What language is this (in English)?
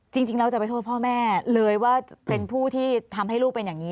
Thai